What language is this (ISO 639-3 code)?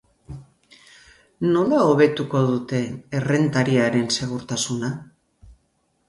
eus